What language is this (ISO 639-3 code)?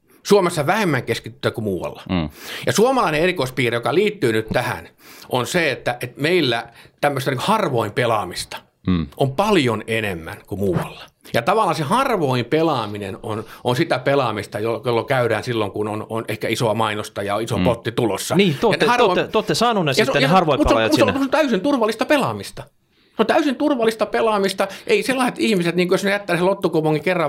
fin